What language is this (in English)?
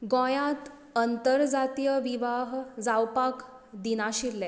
Konkani